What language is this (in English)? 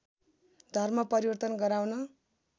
Nepali